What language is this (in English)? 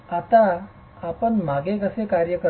Marathi